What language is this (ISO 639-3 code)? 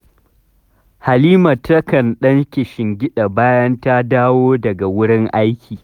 hau